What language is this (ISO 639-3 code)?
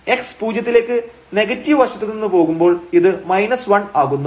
mal